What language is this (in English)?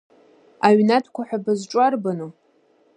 Abkhazian